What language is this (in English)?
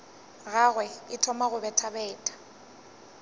Northern Sotho